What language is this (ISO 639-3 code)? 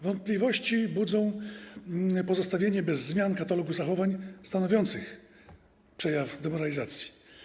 pol